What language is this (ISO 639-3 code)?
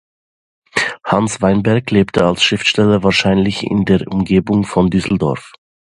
deu